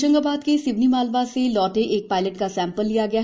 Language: Hindi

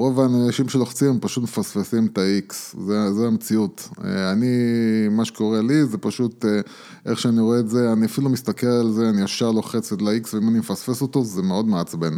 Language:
Hebrew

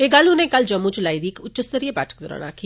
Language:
Dogri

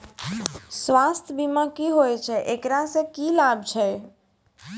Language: Maithili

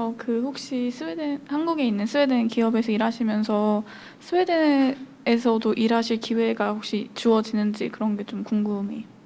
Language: Korean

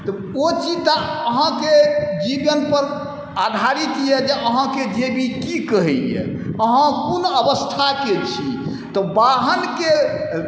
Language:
Maithili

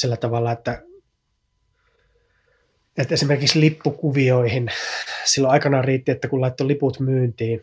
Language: Finnish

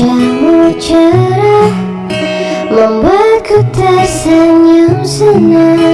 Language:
Indonesian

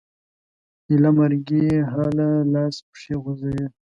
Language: Pashto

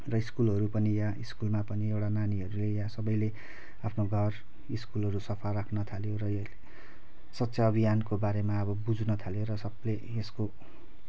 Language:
Nepali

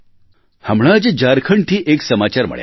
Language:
Gujarati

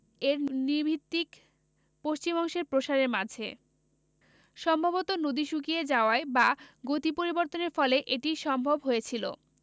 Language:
Bangla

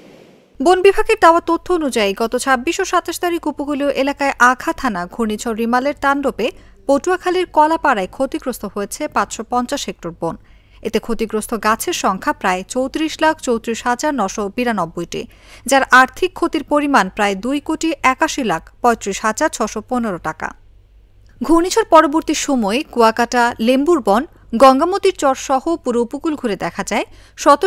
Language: Bangla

